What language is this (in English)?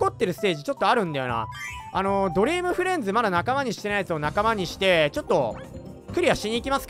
Japanese